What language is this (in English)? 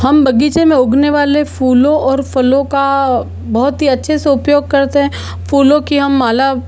Hindi